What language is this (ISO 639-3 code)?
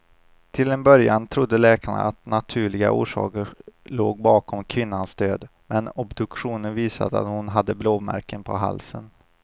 swe